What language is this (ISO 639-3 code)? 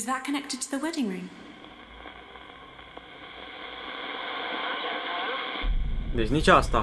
ron